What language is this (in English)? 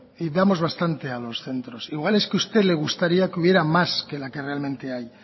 Spanish